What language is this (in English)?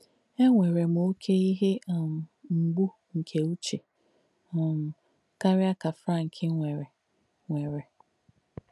Igbo